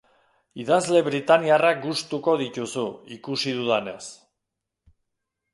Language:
Basque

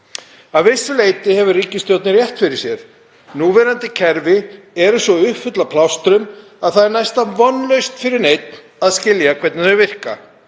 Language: Icelandic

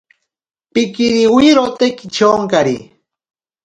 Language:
Ashéninka Perené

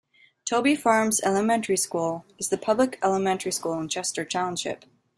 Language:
English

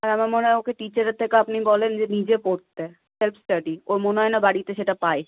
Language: Bangla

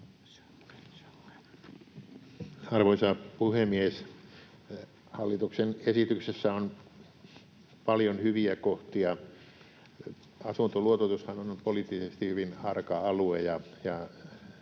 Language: Finnish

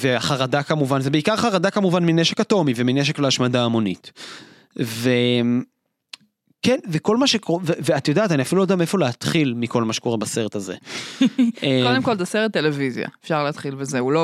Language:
Hebrew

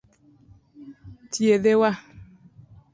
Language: Luo (Kenya and Tanzania)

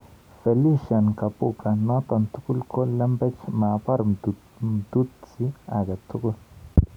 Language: Kalenjin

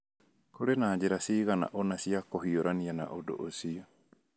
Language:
Kikuyu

